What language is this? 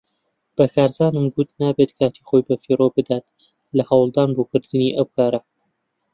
Central Kurdish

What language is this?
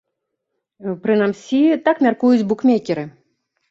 Belarusian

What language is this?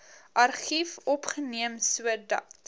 Afrikaans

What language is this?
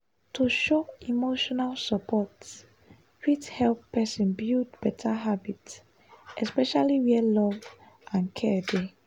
Nigerian Pidgin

